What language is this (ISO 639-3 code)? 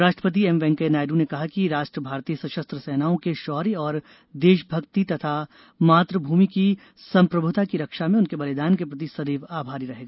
hin